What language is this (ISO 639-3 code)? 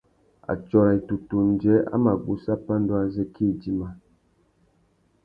bag